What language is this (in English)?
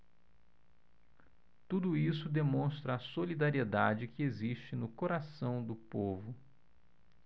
Portuguese